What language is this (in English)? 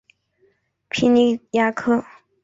Chinese